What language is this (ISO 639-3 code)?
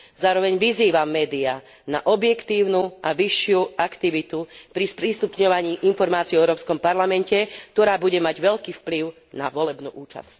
slk